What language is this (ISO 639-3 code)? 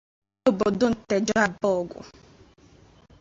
ibo